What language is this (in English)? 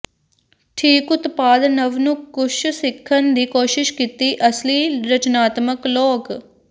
Punjabi